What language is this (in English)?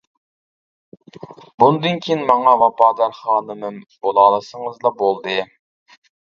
Uyghur